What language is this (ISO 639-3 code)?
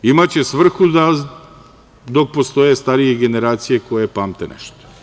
srp